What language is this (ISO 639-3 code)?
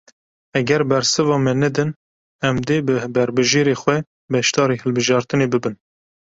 kur